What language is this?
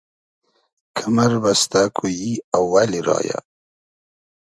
Hazaragi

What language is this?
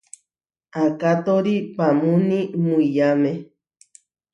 Huarijio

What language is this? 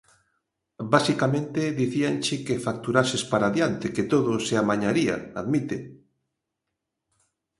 Galician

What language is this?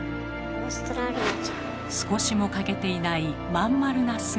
Japanese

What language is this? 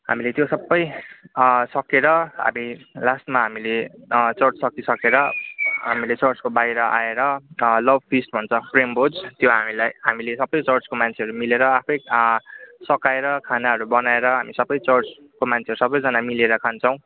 Nepali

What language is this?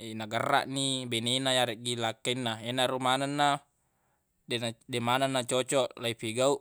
Buginese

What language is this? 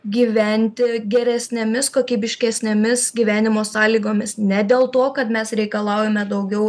Lithuanian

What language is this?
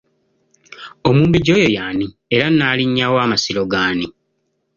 Ganda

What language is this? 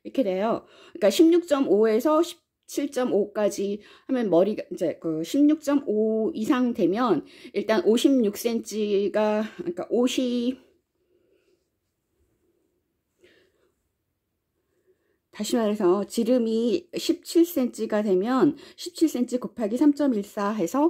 Korean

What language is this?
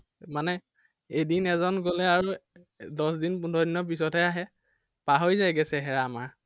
Assamese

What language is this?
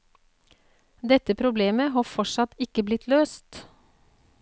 Norwegian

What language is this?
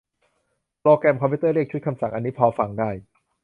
Thai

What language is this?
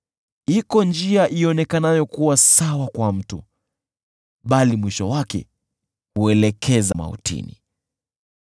Swahili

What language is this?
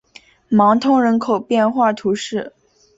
Chinese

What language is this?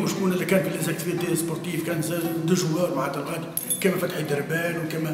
Arabic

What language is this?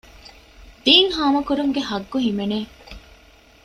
Divehi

